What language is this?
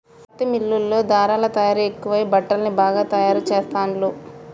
Telugu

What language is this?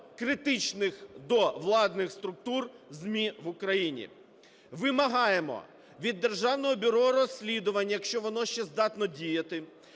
Ukrainian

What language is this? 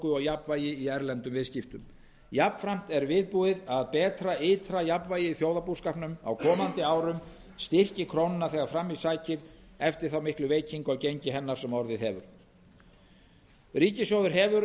Icelandic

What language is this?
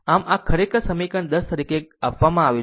Gujarati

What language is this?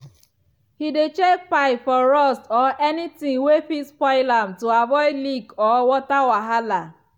Nigerian Pidgin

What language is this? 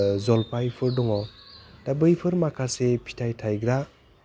Bodo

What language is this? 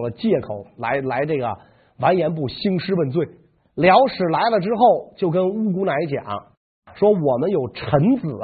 Chinese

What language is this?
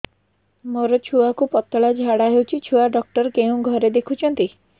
Odia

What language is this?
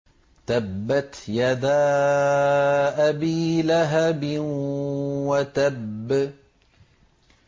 Arabic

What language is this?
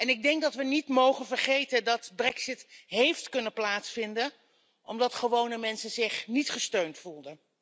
Dutch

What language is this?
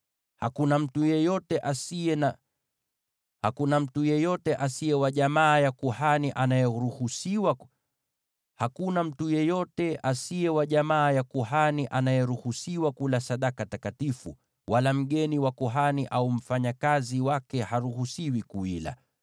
Swahili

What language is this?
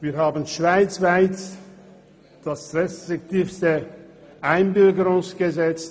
Swiss German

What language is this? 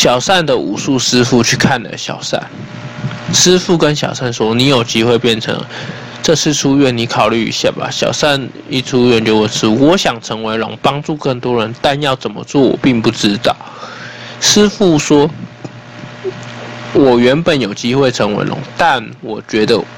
Chinese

